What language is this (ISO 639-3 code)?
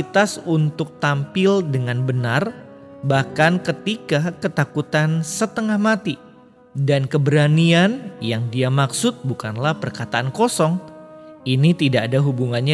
ind